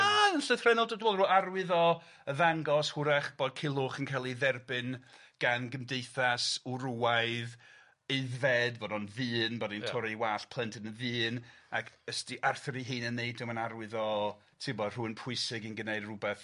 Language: Welsh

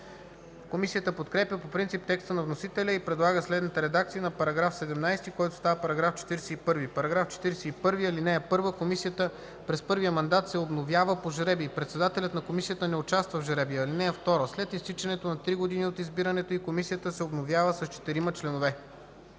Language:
Bulgarian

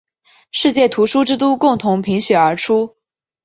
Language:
Chinese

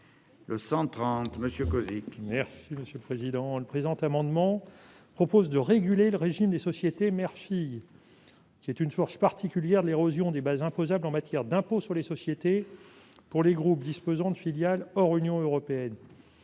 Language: French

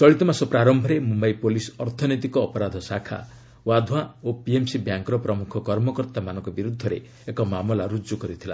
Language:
Odia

